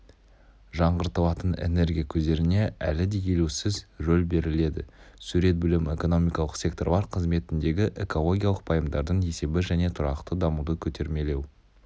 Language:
Kazakh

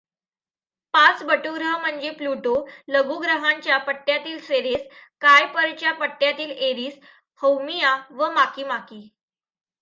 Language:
Marathi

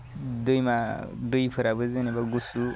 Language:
Bodo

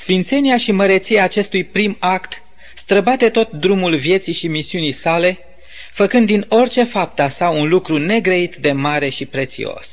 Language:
Romanian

